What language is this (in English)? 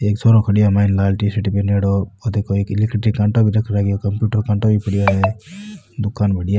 Marwari